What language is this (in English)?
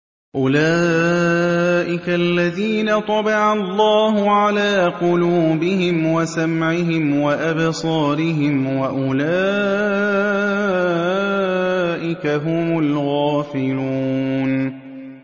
Arabic